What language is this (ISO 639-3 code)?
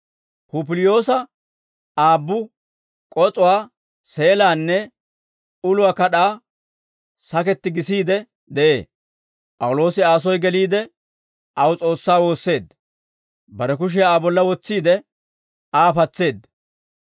dwr